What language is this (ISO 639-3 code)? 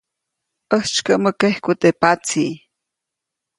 zoc